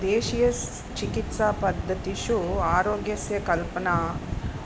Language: Sanskrit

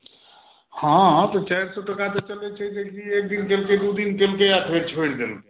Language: Maithili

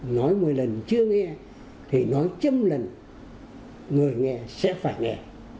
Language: Vietnamese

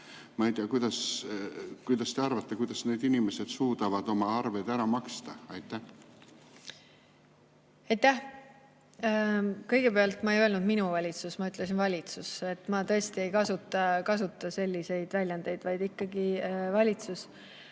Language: Estonian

